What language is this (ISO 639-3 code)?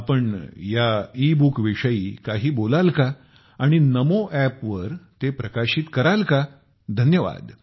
mar